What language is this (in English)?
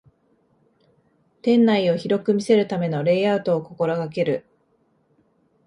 Japanese